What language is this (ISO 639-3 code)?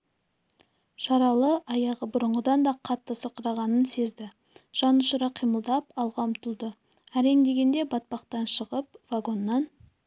kaz